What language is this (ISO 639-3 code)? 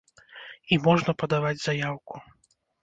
bel